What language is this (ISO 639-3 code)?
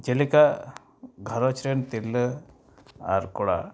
sat